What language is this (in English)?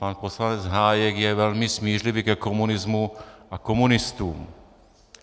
Czech